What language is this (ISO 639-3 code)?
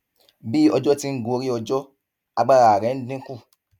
yor